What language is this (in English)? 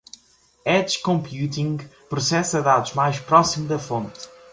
Portuguese